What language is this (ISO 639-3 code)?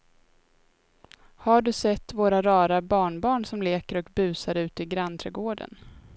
swe